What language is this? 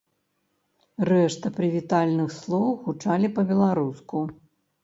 Belarusian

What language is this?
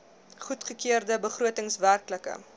Afrikaans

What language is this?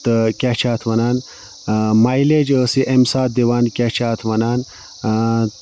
Kashmiri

